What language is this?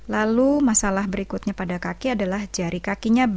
Indonesian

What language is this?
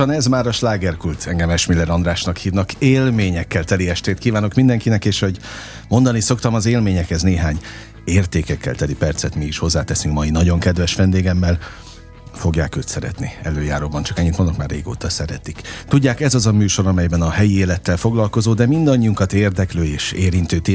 Hungarian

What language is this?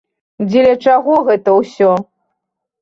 Belarusian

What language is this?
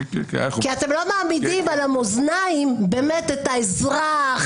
Hebrew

